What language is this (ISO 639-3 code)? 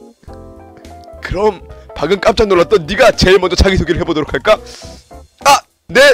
kor